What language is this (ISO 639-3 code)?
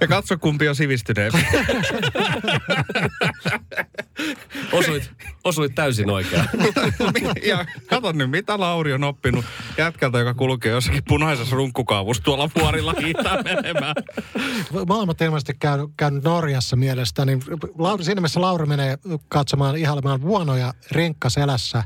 fin